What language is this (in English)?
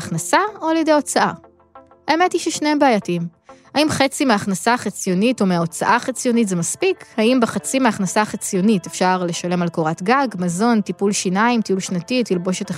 Hebrew